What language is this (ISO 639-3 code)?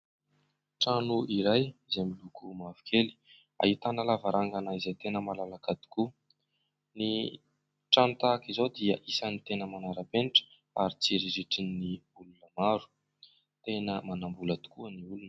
mlg